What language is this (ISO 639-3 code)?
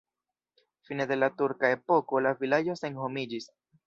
epo